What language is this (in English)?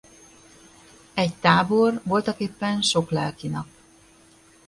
Hungarian